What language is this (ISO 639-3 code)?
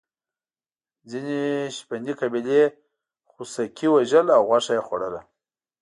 pus